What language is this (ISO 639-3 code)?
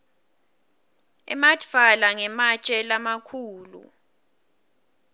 ssw